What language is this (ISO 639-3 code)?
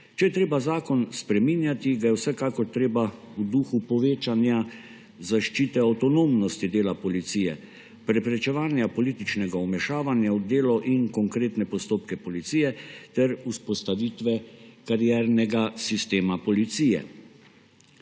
slv